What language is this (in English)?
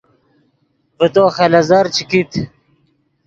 Yidgha